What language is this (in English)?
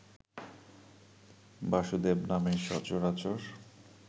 Bangla